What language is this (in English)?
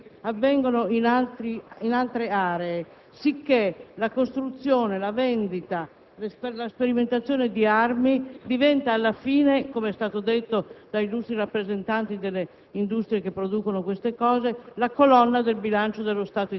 Italian